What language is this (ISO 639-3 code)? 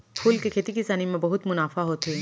hne